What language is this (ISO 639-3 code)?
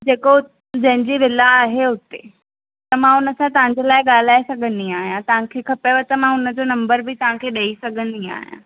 snd